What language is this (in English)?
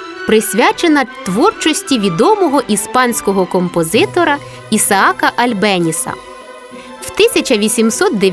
Ukrainian